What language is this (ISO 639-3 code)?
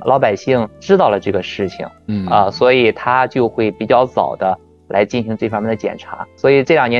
zho